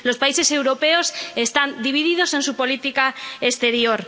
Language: Spanish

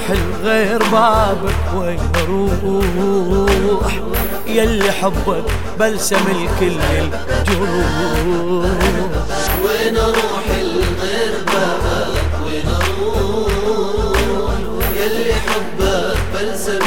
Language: Arabic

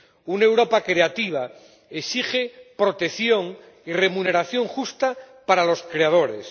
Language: Spanish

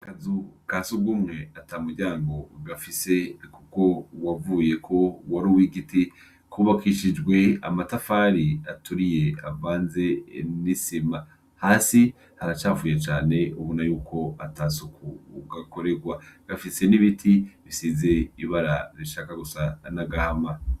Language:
Rundi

